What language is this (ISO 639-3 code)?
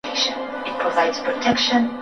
swa